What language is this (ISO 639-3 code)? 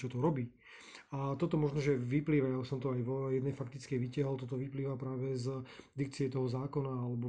slk